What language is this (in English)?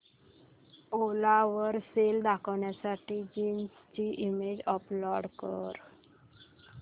Marathi